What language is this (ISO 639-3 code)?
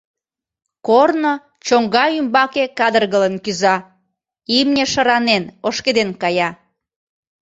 chm